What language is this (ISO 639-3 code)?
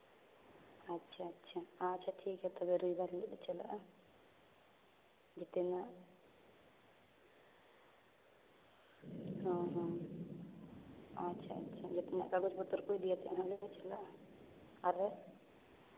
sat